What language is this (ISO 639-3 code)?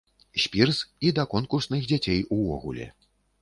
bel